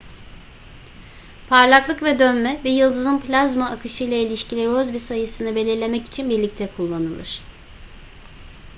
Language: Turkish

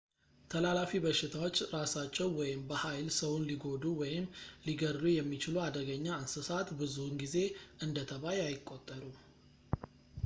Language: Amharic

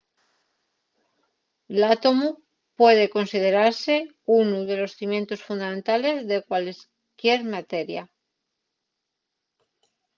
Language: Asturian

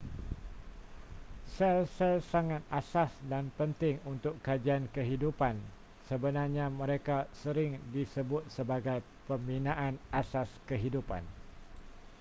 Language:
Malay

